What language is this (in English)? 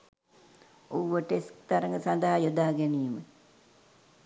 Sinhala